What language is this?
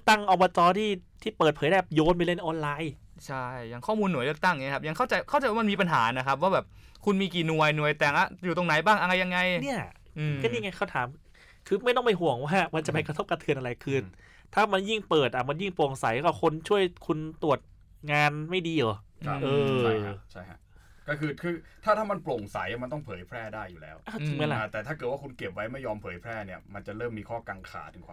Thai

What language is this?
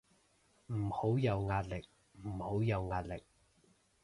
Cantonese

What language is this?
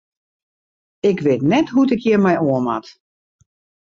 Western Frisian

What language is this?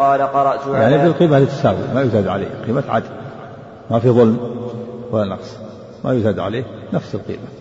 Arabic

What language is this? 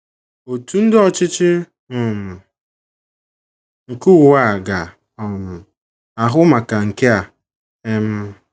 Igbo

